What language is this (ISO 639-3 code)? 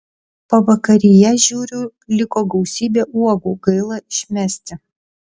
lit